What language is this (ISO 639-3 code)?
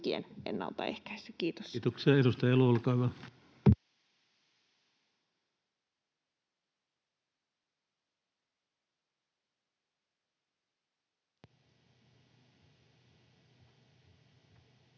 fin